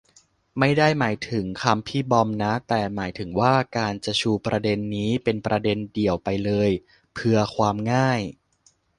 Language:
Thai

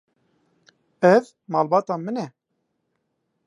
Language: Kurdish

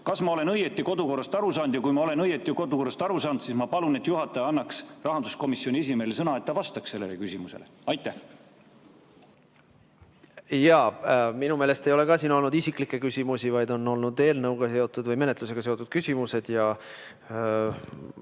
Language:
Estonian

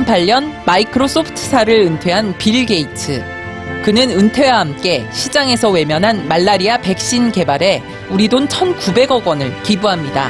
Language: Korean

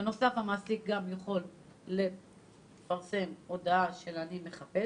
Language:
Hebrew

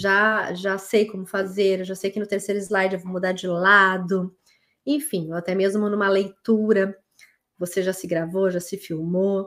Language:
Portuguese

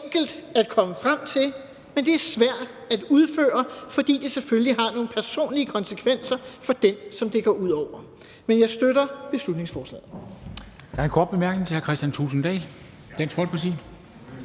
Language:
Danish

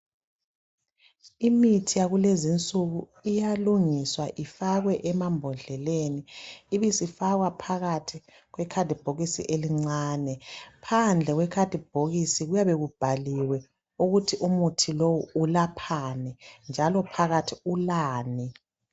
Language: North Ndebele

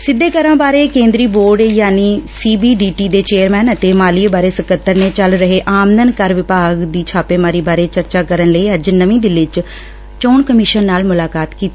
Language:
Punjabi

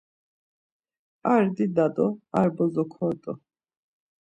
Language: Laz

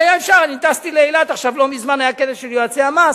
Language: Hebrew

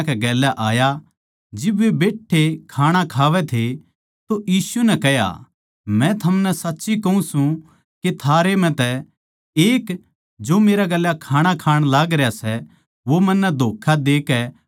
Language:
Haryanvi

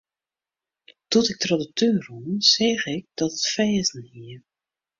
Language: Western Frisian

